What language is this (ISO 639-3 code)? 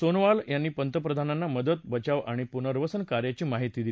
mar